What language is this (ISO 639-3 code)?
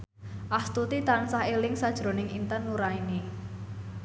jav